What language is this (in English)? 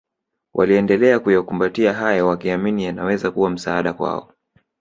Swahili